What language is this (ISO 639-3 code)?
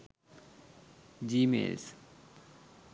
sin